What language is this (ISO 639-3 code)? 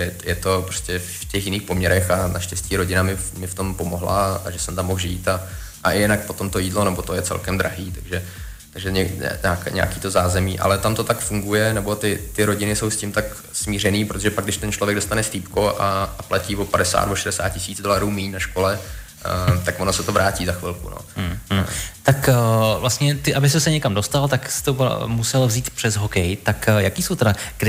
ces